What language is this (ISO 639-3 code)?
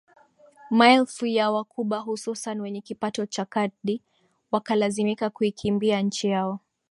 swa